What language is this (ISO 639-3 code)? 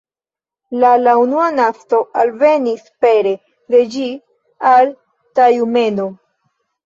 epo